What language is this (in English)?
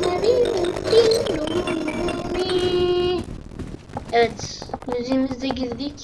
Turkish